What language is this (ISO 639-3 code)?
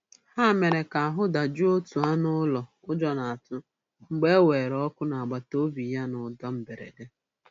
ibo